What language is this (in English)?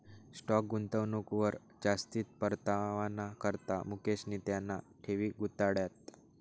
Marathi